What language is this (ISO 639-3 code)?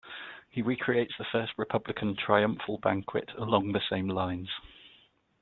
eng